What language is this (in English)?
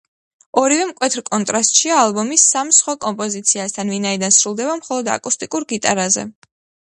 Georgian